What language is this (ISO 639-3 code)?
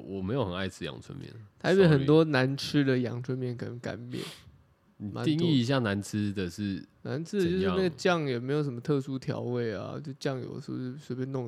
zho